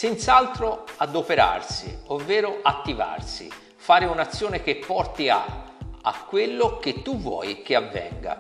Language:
Italian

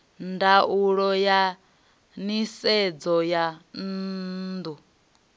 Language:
Venda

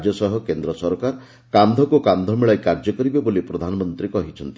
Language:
Odia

